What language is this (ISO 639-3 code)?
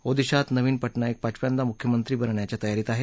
mar